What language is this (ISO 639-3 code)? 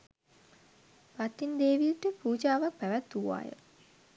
sin